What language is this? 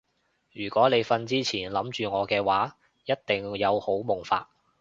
Cantonese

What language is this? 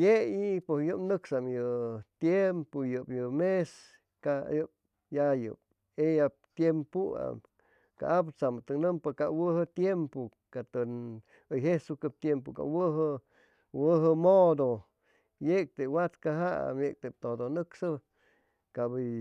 Chimalapa Zoque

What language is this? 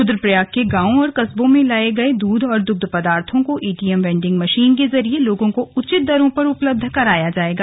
Hindi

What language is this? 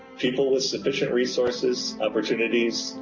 English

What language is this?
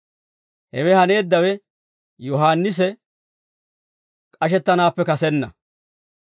Dawro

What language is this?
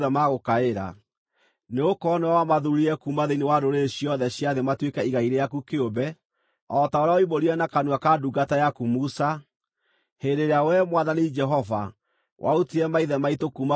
Kikuyu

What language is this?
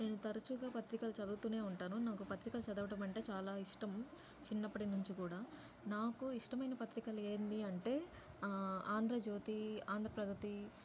Telugu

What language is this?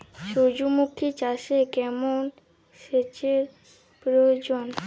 Bangla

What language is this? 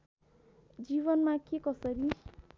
Nepali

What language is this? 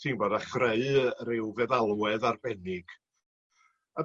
Welsh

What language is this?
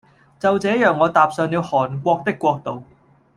Cantonese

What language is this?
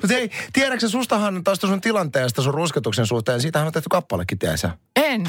Finnish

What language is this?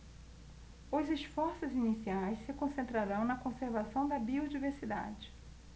Portuguese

